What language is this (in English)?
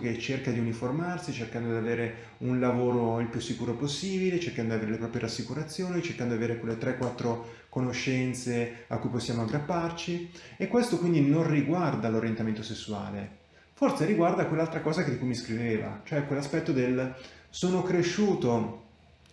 Italian